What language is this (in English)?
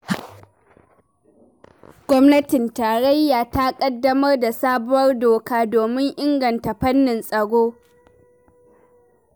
Hausa